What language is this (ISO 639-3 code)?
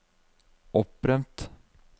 nor